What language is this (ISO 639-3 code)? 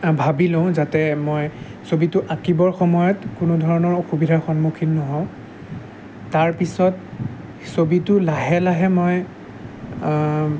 asm